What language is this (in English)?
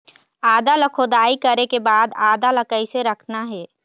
Chhattisgarhi